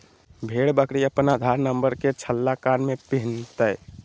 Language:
Magahi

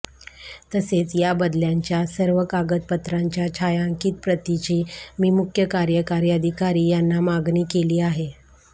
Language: Marathi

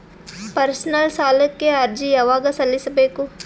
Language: Kannada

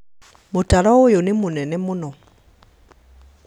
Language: Kikuyu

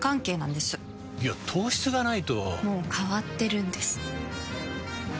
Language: Japanese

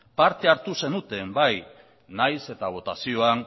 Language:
Basque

